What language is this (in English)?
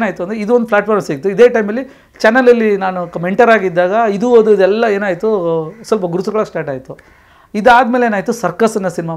Korean